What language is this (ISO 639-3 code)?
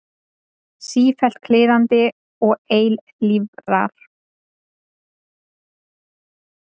isl